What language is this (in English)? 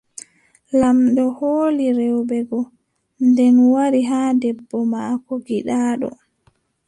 Adamawa Fulfulde